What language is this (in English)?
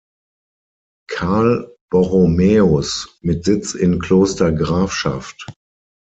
German